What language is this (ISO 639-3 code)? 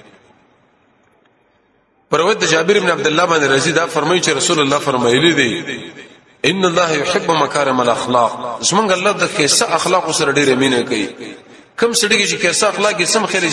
ara